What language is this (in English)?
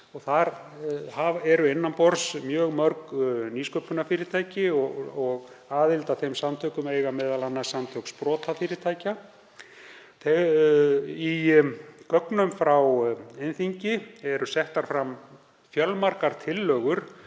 Icelandic